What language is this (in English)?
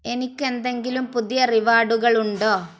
Malayalam